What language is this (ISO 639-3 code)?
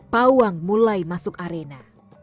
ind